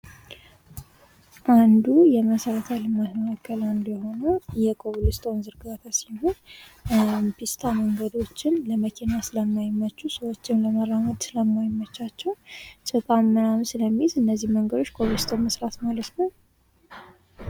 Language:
Amharic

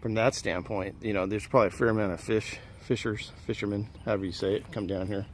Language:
English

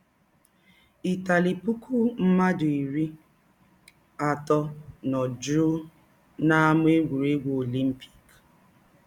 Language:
Igbo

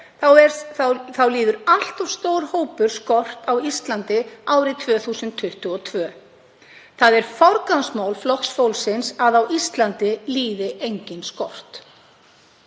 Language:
Icelandic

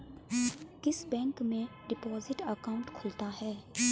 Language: Hindi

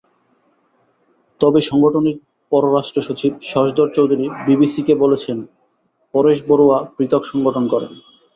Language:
Bangla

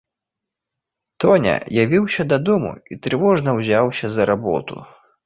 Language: Belarusian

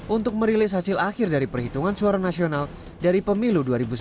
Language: Indonesian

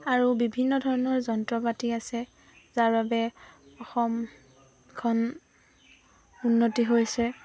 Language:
Assamese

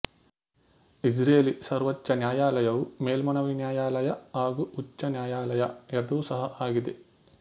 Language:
Kannada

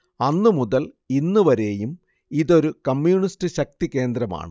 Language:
Malayalam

